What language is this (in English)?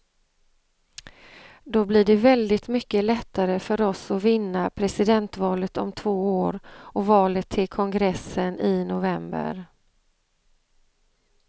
Swedish